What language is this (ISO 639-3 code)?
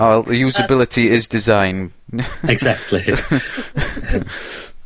cym